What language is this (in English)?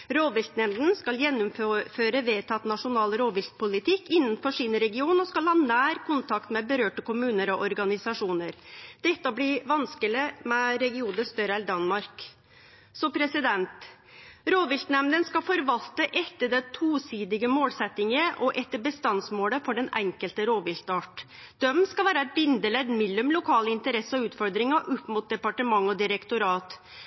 Norwegian Nynorsk